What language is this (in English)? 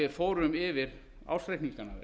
Icelandic